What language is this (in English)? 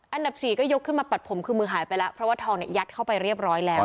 Thai